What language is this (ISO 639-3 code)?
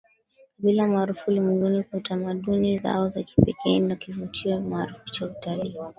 swa